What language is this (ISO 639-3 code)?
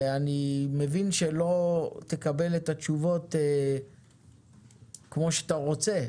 heb